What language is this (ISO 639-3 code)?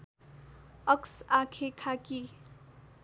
nep